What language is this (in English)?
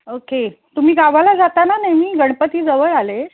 Marathi